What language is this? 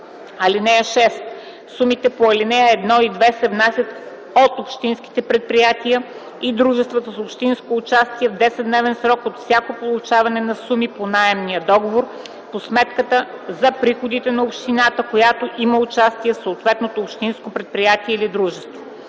Bulgarian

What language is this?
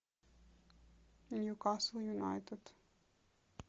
Russian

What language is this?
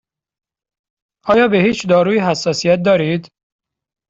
Persian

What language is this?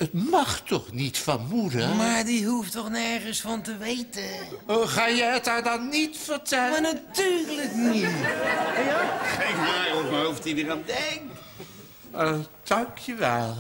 Dutch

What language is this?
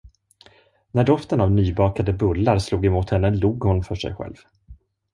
Swedish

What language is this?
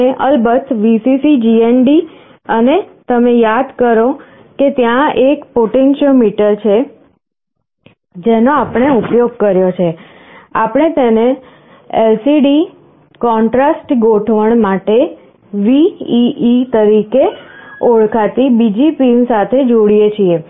Gujarati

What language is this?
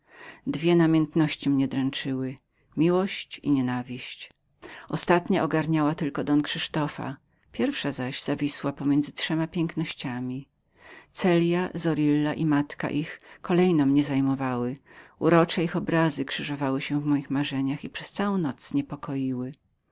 Polish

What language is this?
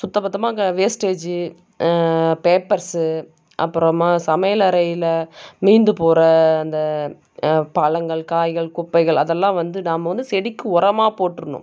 Tamil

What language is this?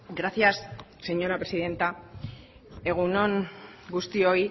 Basque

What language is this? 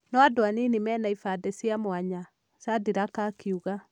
Kikuyu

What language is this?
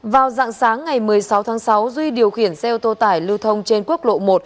Vietnamese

